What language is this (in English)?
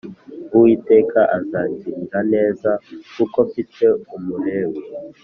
Kinyarwanda